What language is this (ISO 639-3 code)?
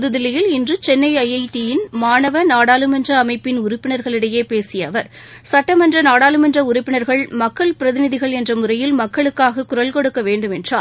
tam